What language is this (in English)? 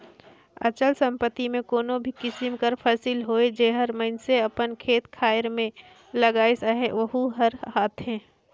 Chhattisgarhi